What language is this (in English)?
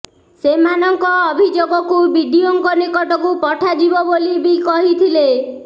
Odia